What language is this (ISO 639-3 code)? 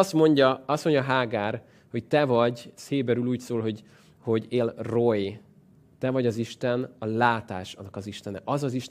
hun